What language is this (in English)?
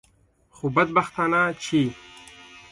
Pashto